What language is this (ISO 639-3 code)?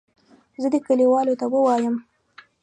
pus